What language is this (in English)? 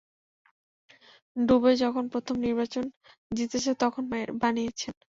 Bangla